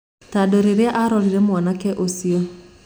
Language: Kikuyu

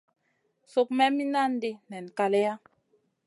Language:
Masana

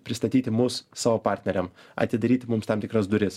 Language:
Lithuanian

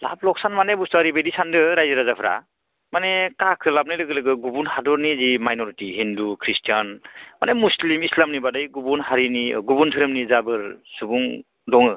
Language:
Bodo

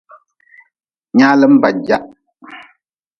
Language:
Nawdm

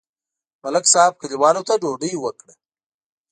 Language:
Pashto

